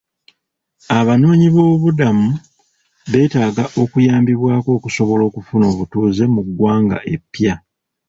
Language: Ganda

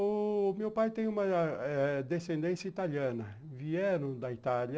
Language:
Portuguese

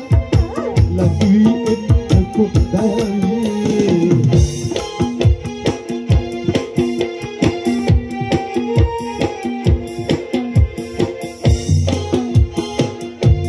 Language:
Arabic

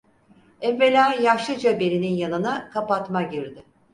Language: Turkish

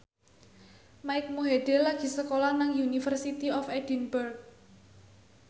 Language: Javanese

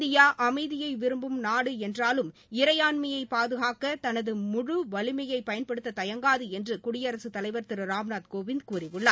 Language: Tamil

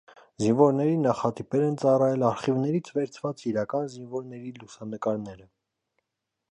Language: Armenian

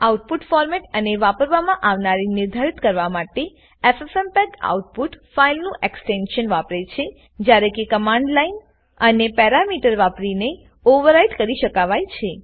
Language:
Gujarati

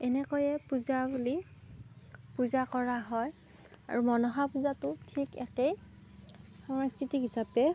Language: Assamese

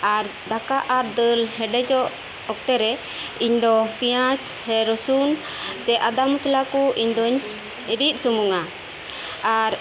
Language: Santali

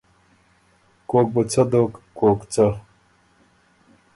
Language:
Ormuri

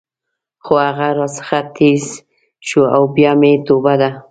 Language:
Pashto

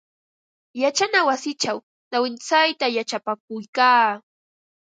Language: Ambo-Pasco Quechua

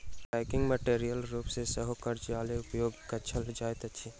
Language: Maithili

